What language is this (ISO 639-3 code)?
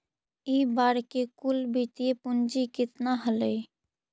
mag